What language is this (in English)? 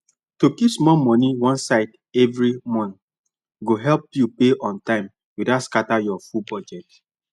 Nigerian Pidgin